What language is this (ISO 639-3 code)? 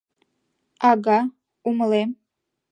chm